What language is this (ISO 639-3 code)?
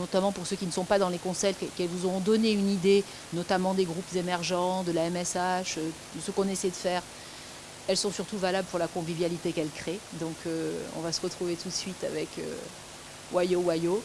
fra